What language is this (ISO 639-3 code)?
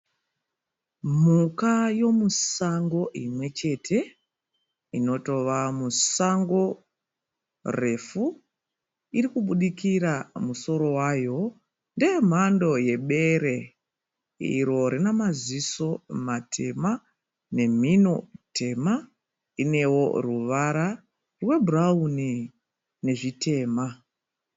sna